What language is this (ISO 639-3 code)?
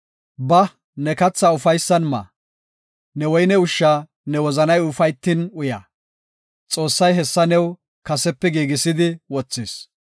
gof